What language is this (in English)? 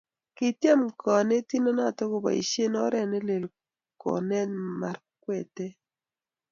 Kalenjin